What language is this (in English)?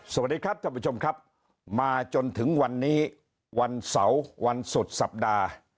Thai